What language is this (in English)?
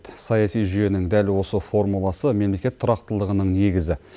Kazakh